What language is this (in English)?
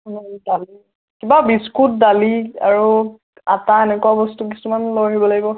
Assamese